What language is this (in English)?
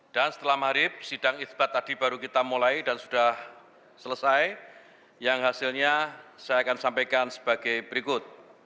Indonesian